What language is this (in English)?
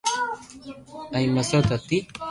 Loarki